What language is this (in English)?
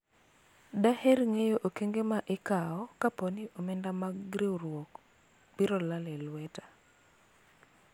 Luo (Kenya and Tanzania)